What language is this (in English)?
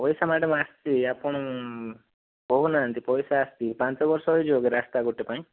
Odia